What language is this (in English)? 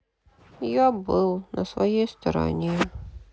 Russian